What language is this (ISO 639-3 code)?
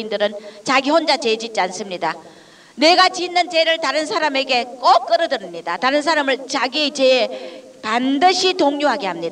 kor